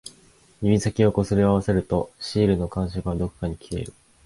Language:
Japanese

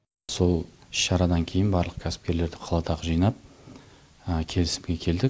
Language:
Kazakh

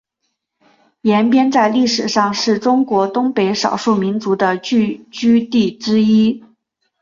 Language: Chinese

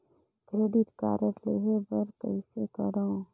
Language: Chhattisgarhi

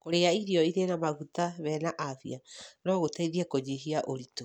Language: Kikuyu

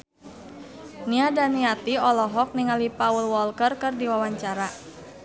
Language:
Sundanese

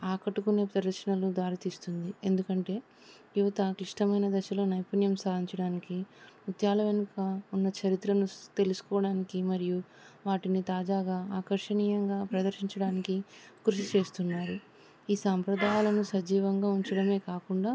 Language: Telugu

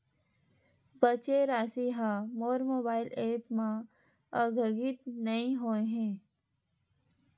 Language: Chhattisgarhi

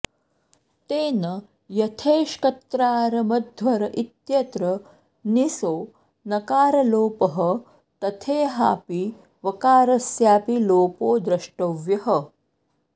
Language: Sanskrit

